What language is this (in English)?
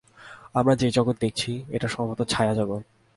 Bangla